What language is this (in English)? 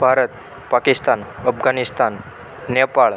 Gujarati